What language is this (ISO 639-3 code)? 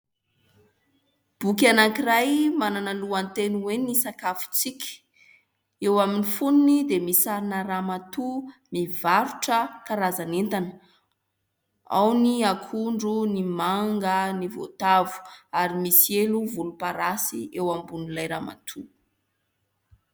mlg